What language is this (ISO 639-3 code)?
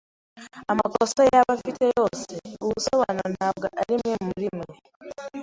kin